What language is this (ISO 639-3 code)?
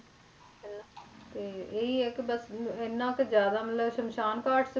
pan